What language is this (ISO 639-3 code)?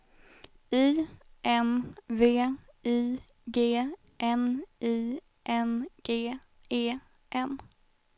swe